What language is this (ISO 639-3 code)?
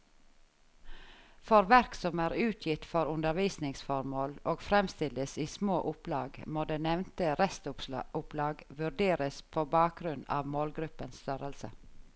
nor